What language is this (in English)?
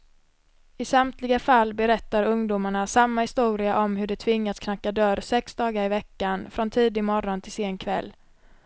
Swedish